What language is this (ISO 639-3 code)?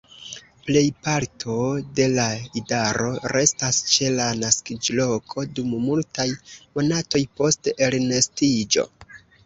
epo